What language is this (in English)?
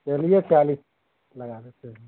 Hindi